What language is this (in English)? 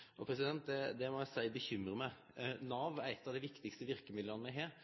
Norwegian Nynorsk